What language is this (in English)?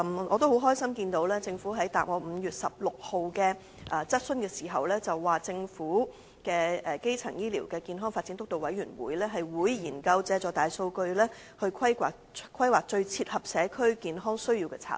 Cantonese